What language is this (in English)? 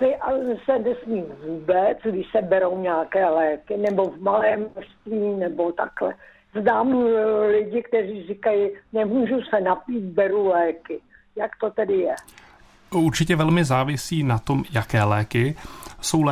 Czech